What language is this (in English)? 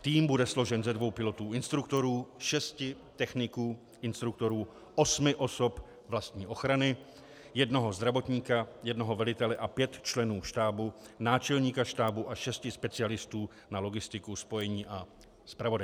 Czech